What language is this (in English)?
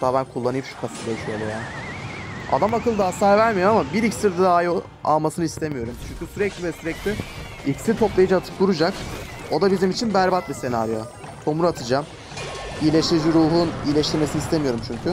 Turkish